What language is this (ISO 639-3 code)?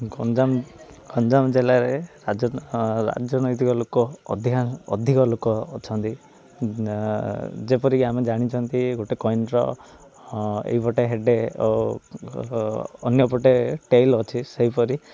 ori